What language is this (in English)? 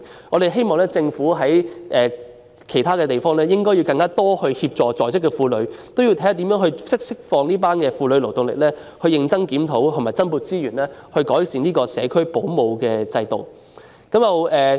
Cantonese